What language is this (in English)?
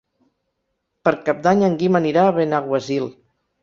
Catalan